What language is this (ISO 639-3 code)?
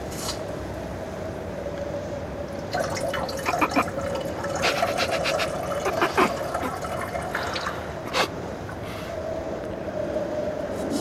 nld